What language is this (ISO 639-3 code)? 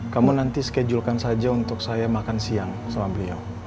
ind